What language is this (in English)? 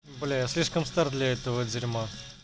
Russian